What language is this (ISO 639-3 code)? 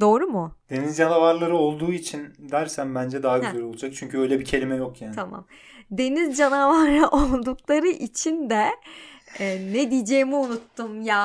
tur